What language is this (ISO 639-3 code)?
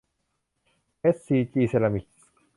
tha